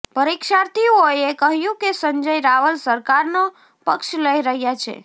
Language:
Gujarati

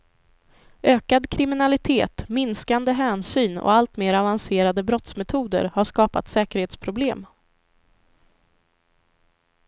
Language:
Swedish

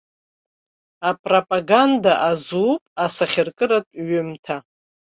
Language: Abkhazian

